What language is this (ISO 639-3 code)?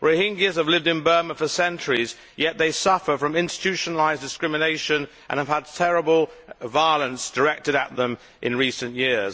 eng